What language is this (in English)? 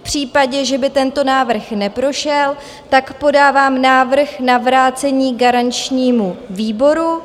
Czech